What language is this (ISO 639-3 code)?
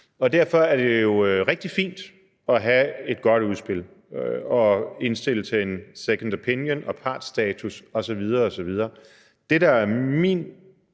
dan